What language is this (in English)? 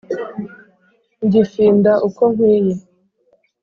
Kinyarwanda